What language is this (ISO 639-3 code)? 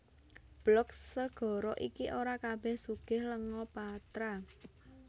jav